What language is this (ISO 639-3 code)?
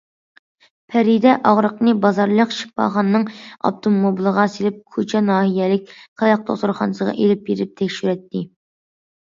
uig